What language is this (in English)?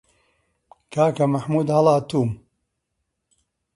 Central Kurdish